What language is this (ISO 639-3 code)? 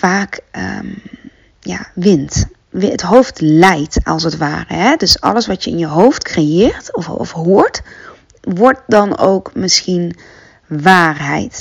nld